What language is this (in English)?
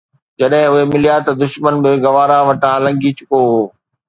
Sindhi